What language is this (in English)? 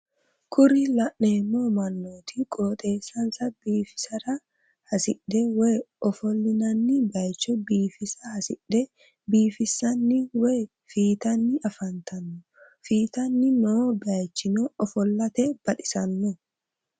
Sidamo